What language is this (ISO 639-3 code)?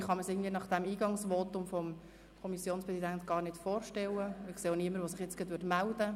gsw